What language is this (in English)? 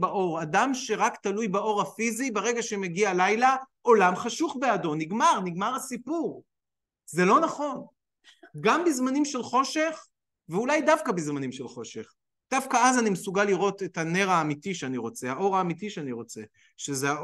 Hebrew